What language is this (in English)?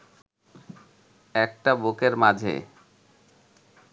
Bangla